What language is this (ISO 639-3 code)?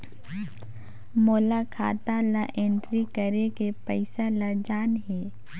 hne